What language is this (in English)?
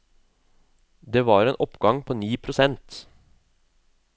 Norwegian